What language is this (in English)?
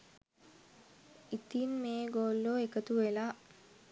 Sinhala